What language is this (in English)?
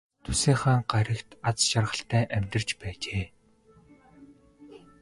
Mongolian